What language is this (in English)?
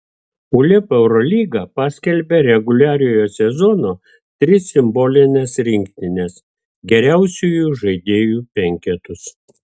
Lithuanian